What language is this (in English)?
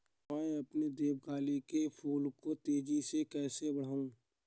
Hindi